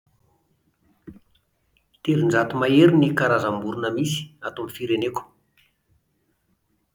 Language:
Malagasy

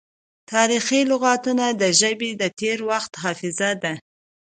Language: Pashto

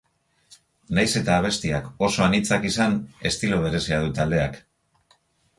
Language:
Basque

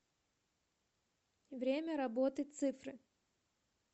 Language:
Russian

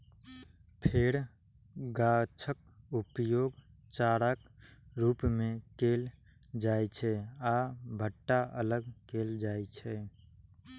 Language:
Maithili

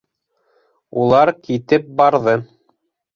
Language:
Bashkir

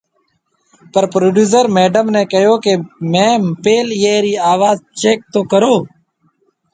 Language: Marwari (Pakistan)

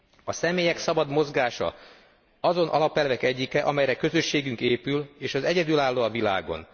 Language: Hungarian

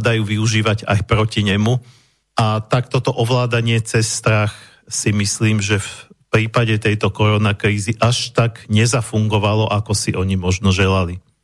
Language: Slovak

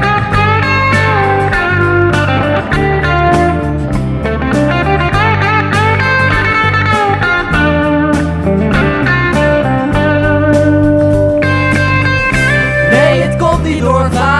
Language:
Dutch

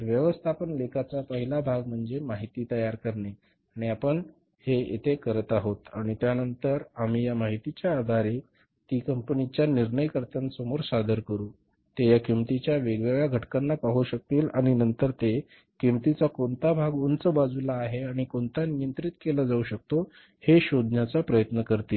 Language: Marathi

